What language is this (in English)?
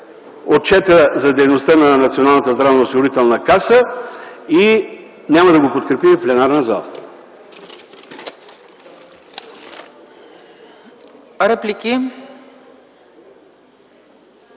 Bulgarian